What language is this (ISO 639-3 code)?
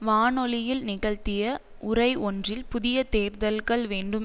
tam